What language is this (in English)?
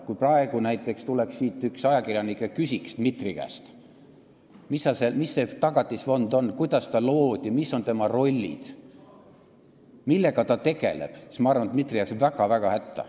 Estonian